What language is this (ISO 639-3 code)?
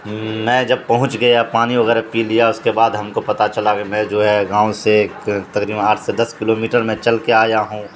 urd